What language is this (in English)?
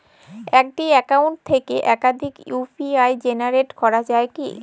Bangla